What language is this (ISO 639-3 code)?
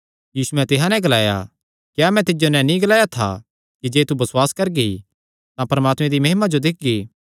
xnr